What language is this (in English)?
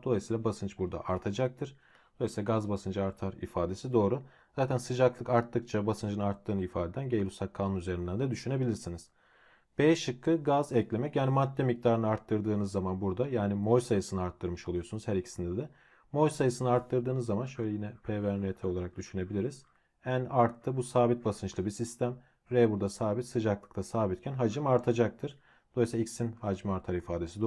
Turkish